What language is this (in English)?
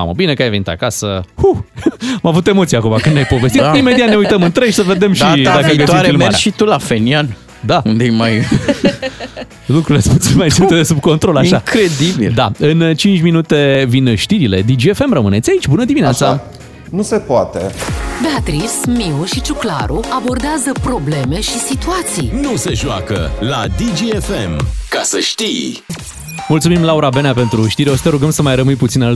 Romanian